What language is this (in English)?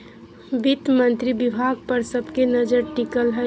Magahi